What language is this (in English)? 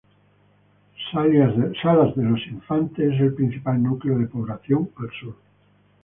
Spanish